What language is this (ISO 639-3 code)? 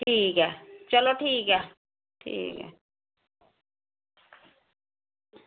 doi